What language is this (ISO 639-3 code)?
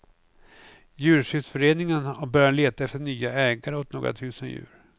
swe